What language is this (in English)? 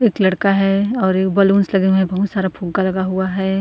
Hindi